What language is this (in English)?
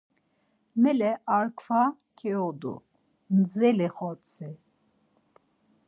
Laz